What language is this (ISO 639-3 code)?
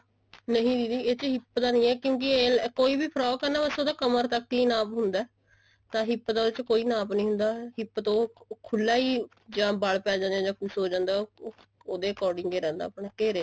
pan